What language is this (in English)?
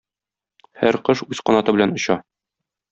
Tatar